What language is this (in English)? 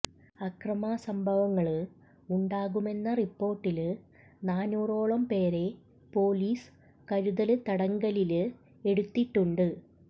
Malayalam